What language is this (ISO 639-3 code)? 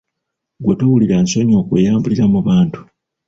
lug